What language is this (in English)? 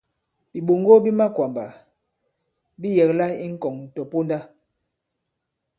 Bankon